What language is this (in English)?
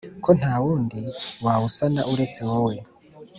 Kinyarwanda